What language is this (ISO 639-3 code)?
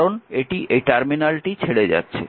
ben